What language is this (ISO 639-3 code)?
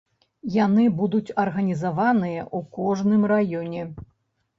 bel